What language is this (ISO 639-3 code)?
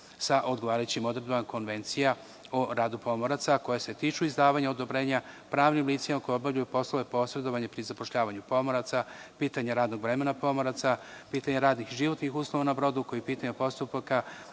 srp